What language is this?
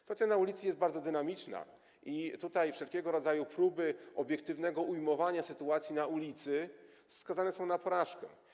Polish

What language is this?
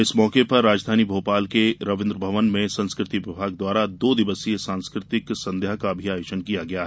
Hindi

